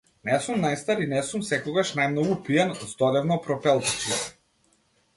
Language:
Macedonian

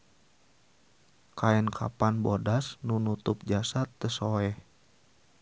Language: Sundanese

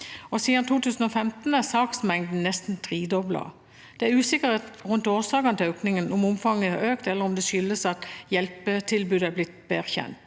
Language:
Norwegian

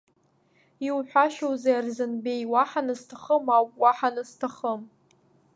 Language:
Abkhazian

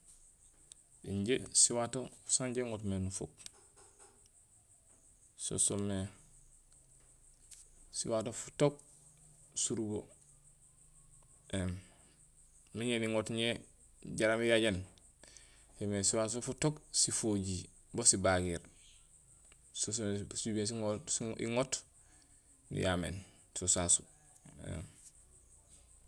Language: Gusilay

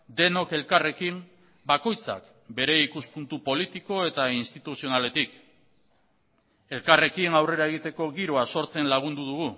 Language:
Basque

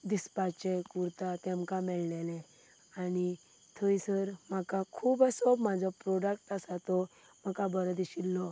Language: Konkani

